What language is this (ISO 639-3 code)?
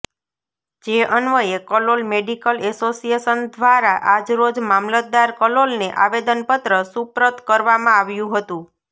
guj